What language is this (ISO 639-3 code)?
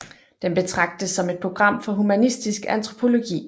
dan